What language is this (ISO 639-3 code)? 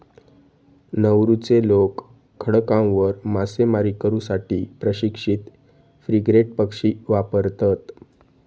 mar